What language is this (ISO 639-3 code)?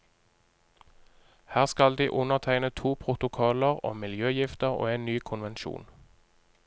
nor